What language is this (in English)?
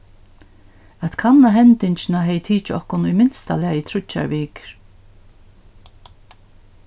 Faroese